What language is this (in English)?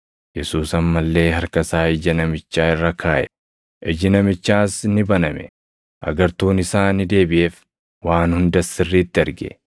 Oromo